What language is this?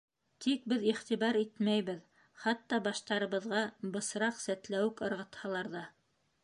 Bashkir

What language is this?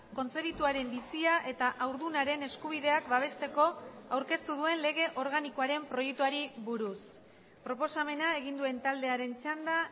Basque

